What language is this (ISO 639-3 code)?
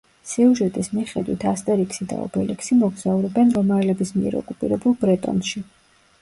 kat